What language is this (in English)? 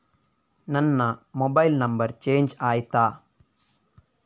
Kannada